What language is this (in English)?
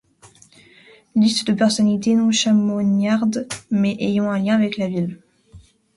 French